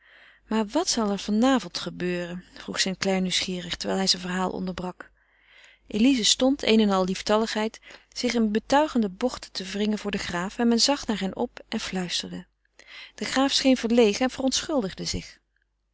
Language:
Dutch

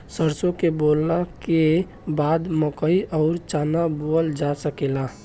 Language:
Bhojpuri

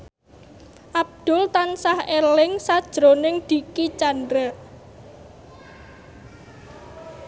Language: Javanese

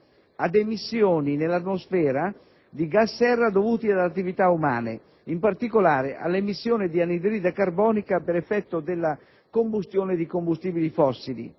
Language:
Italian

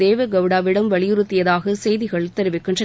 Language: Tamil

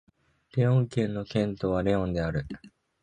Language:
Japanese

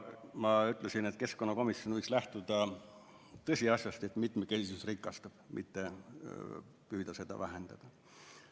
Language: Estonian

